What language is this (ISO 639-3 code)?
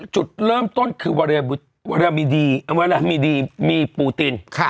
tha